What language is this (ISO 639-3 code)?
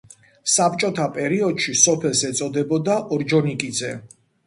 kat